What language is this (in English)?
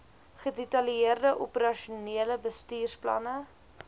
Afrikaans